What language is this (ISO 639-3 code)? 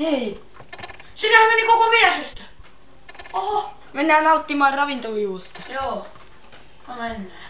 fin